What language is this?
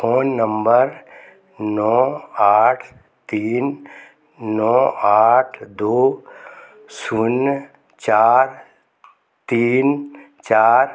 Hindi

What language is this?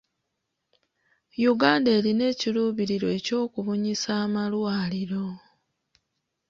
Ganda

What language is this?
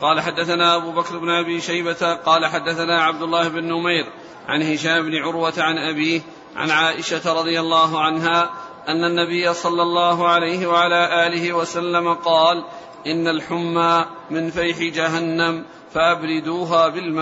Arabic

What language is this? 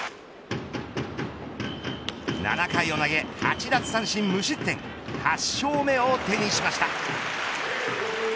Japanese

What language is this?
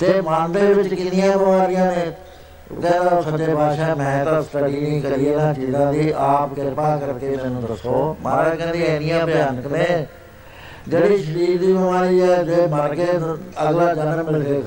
Punjabi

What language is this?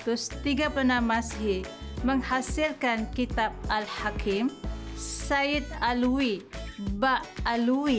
Malay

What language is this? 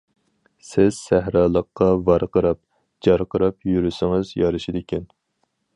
Uyghur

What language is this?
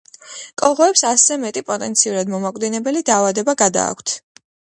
Georgian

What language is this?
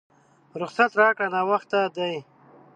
Pashto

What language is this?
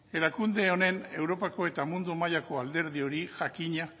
Basque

